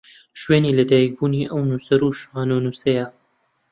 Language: Central Kurdish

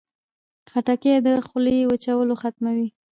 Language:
Pashto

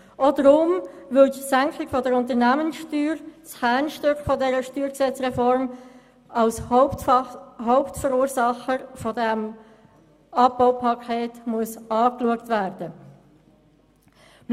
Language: Swiss German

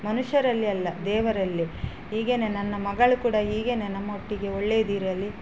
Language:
Kannada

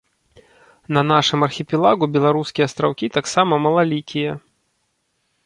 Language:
Belarusian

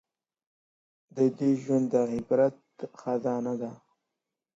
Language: Pashto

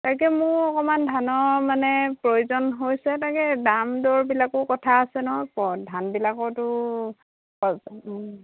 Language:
Assamese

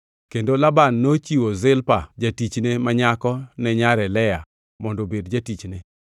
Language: Luo (Kenya and Tanzania)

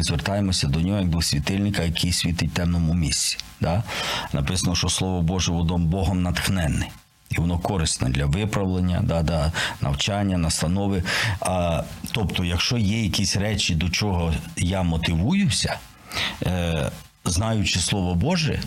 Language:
Ukrainian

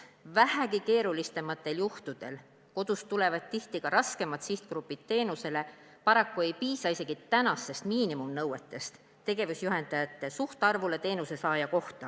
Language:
Estonian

